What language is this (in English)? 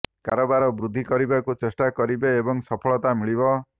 Odia